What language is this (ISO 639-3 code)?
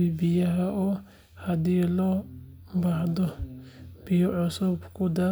som